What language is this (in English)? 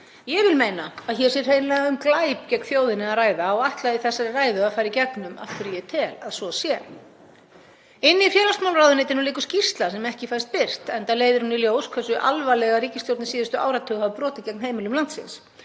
Icelandic